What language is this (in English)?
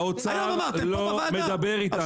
Hebrew